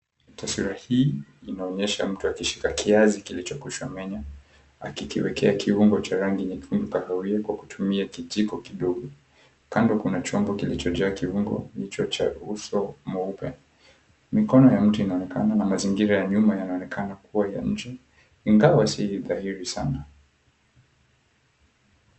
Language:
Swahili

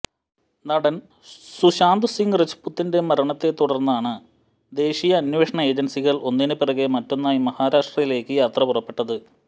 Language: Malayalam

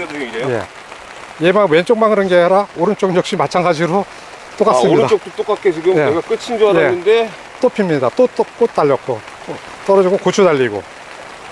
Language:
Korean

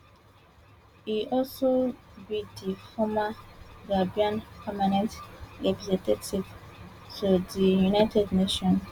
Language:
Nigerian Pidgin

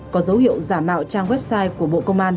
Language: Vietnamese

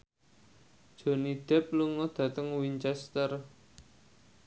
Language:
Javanese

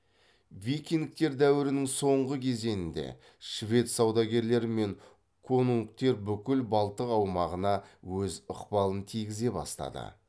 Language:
Kazakh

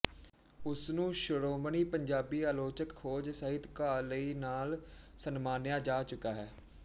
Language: Punjabi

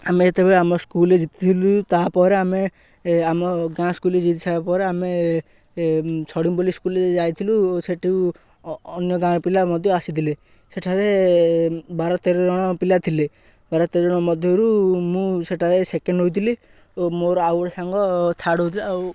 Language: Odia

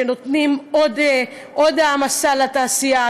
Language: Hebrew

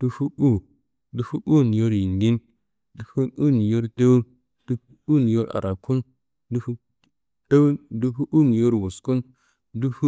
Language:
Kanembu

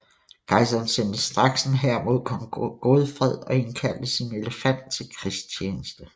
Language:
Danish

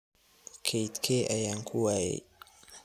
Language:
Somali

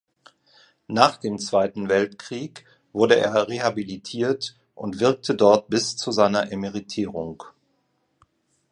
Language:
German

